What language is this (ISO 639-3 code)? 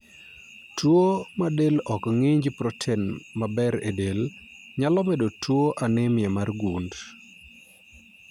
luo